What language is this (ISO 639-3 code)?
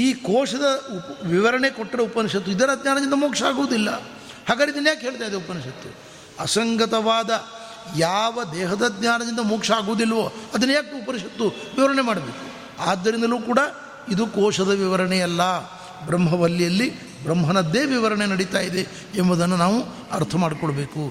kan